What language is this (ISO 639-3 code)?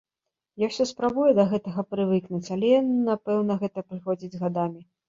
bel